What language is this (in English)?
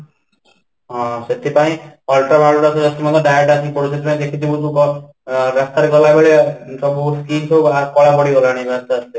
Odia